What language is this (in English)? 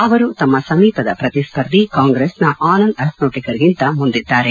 Kannada